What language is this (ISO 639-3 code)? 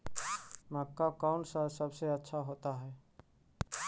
mag